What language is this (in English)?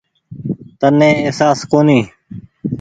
Goaria